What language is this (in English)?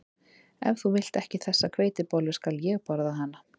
Icelandic